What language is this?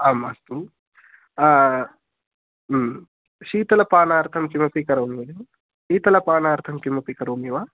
Sanskrit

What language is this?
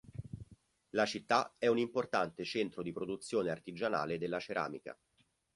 Italian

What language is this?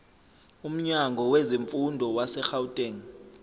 Zulu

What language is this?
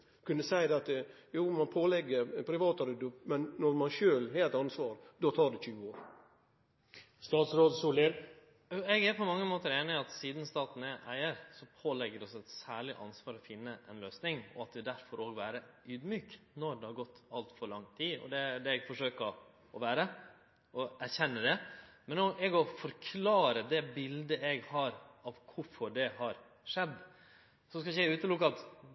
Norwegian Nynorsk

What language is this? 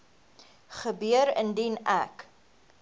Afrikaans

